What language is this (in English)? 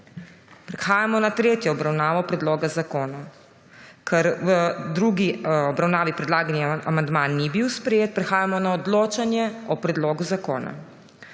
Slovenian